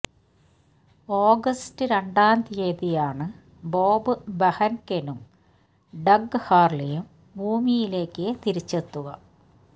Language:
Malayalam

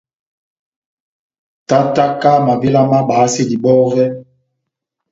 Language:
Batanga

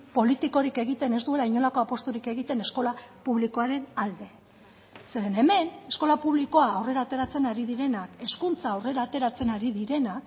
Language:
Basque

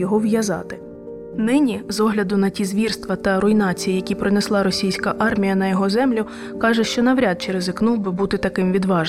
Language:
Ukrainian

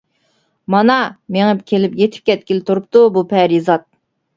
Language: Uyghur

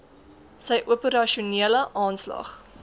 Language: Afrikaans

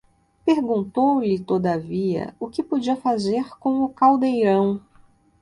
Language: Portuguese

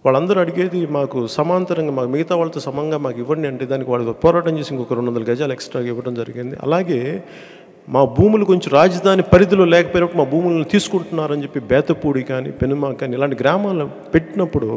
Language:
Telugu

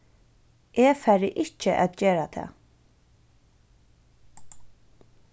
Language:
Faroese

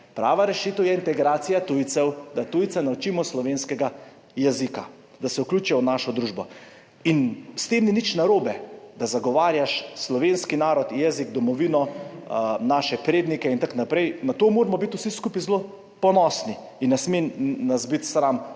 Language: Slovenian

